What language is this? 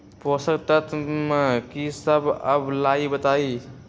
Magahi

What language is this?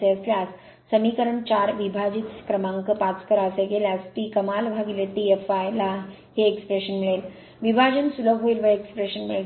Marathi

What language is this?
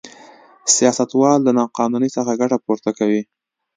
Pashto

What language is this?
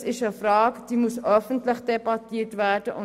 Swiss German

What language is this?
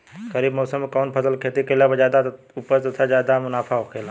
Bhojpuri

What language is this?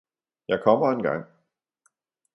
Danish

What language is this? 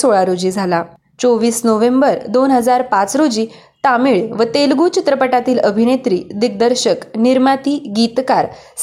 Marathi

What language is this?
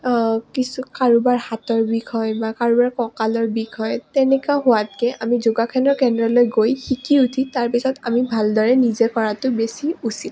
Assamese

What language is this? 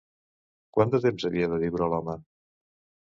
Catalan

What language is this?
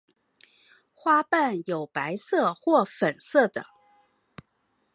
Chinese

